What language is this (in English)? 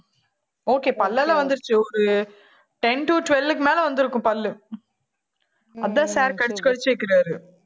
Tamil